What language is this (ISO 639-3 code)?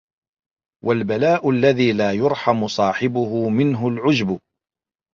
ara